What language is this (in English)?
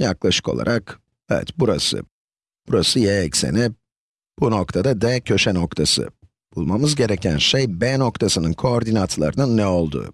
Turkish